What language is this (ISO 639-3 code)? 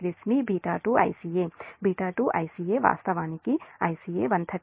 tel